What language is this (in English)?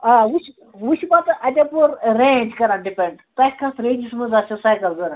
Kashmiri